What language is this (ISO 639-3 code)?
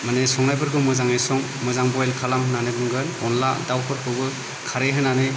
brx